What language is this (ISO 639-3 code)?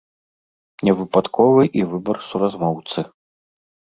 bel